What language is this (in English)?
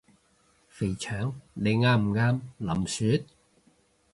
Cantonese